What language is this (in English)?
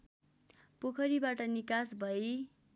Nepali